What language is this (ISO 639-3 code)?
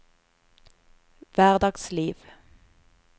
nor